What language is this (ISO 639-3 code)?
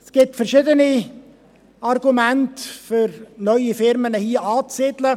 gsw